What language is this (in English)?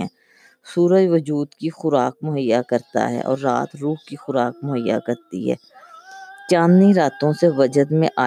Urdu